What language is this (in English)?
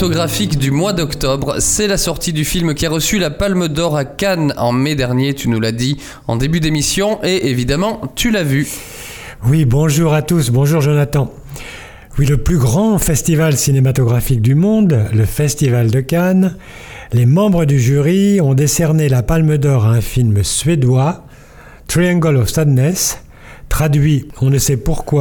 French